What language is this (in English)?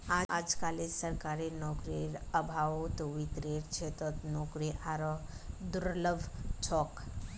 Magahi